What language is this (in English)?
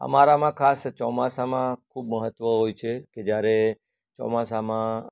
Gujarati